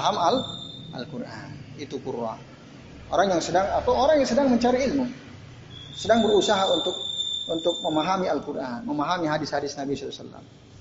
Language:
Indonesian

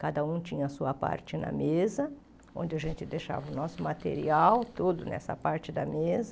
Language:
Portuguese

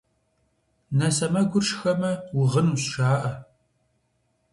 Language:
Kabardian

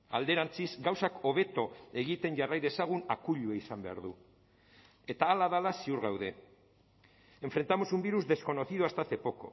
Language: Basque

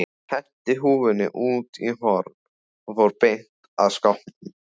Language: Icelandic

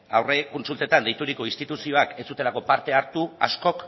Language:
Basque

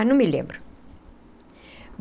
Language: Portuguese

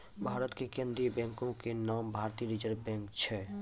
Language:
Maithili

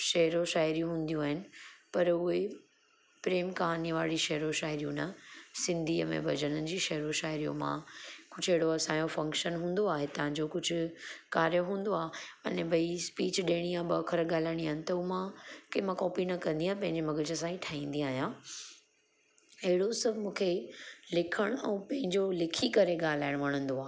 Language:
Sindhi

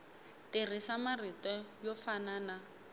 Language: Tsonga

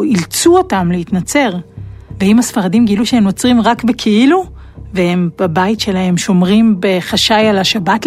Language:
Hebrew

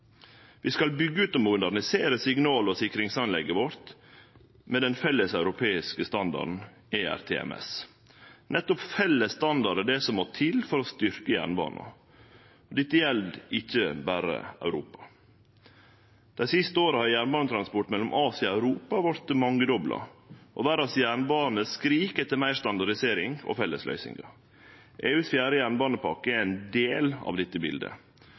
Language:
Norwegian Nynorsk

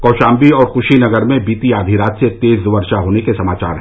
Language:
Hindi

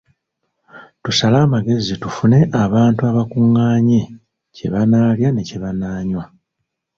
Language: Ganda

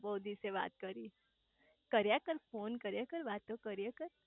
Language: Gujarati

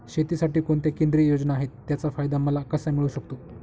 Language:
Marathi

